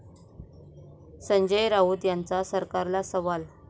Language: Marathi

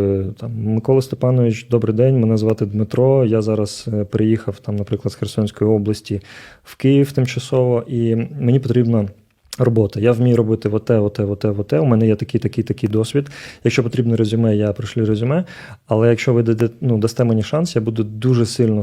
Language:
Ukrainian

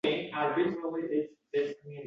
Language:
Uzbek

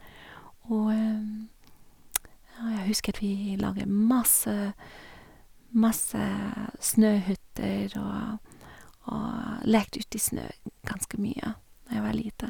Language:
Norwegian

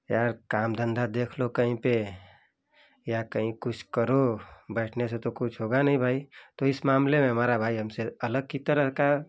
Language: Hindi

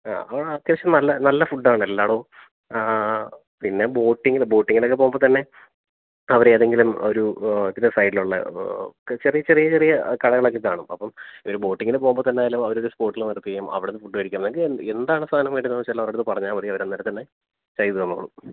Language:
Malayalam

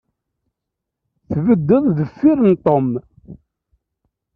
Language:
Kabyle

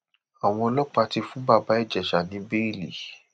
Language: Yoruba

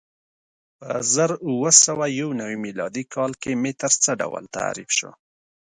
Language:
Pashto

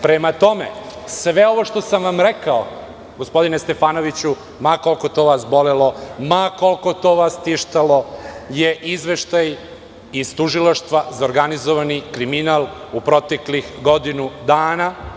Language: Serbian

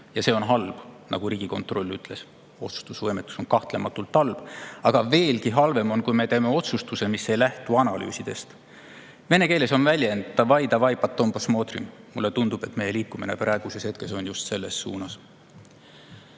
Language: Estonian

